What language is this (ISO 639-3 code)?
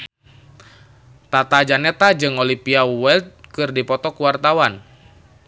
sun